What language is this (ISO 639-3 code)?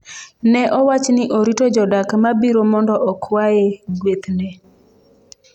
luo